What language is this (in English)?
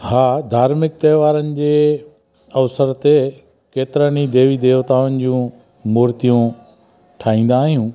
Sindhi